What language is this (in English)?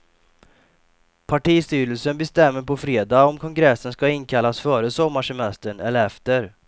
Swedish